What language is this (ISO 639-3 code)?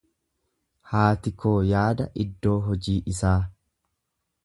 orm